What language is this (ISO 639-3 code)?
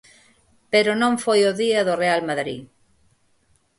glg